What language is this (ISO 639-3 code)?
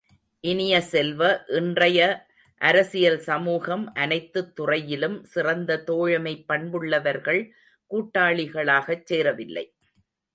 tam